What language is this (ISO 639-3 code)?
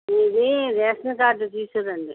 tel